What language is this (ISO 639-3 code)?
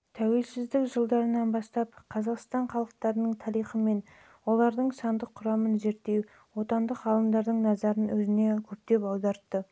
kaz